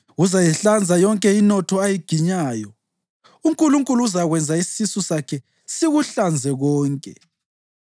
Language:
North Ndebele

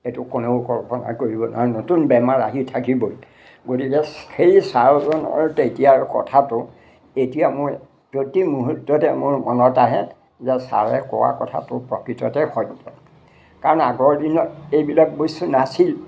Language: Assamese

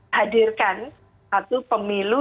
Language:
Indonesian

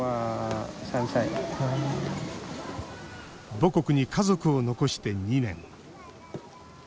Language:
Japanese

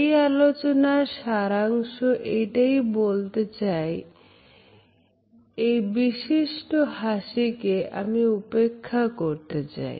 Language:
Bangla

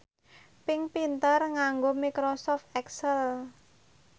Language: Javanese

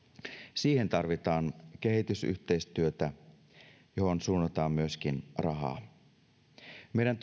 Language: Finnish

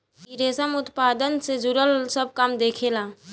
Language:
Bhojpuri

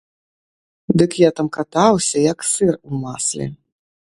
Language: Belarusian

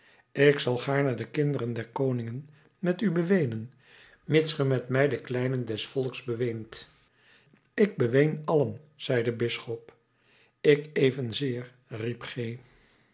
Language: Dutch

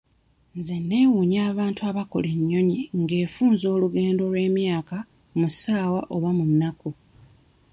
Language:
Ganda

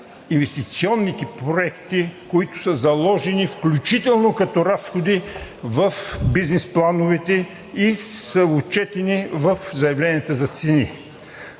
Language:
Bulgarian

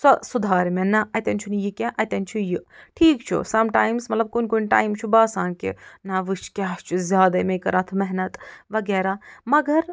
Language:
Kashmiri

